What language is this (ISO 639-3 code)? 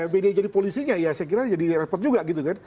ind